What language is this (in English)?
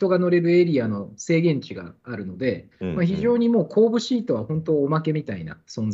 Japanese